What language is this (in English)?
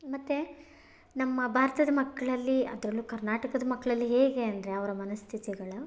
Kannada